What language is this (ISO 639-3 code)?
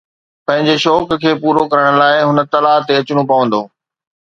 snd